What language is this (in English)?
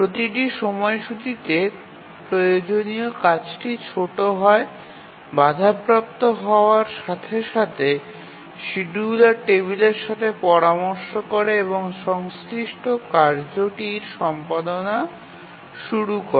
Bangla